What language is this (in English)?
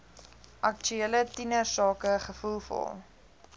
Afrikaans